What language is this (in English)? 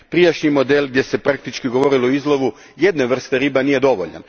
Croatian